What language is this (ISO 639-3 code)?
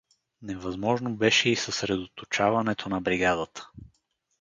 bul